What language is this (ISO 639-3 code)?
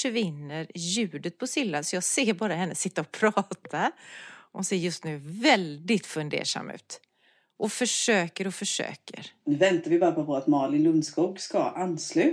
swe